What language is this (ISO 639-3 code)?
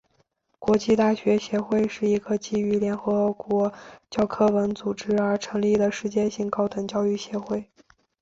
zho